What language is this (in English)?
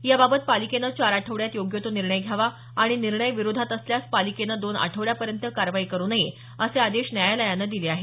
Marathi